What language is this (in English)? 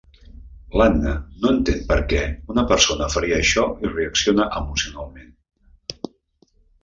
Catalan